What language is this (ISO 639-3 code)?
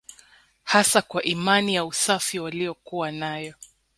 swa